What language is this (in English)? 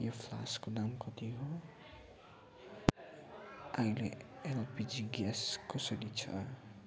Nepali